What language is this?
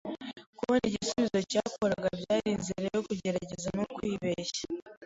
Kinyarwanda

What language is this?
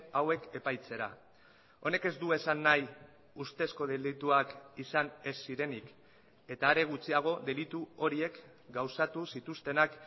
Basque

